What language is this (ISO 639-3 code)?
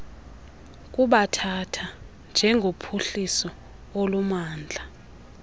xho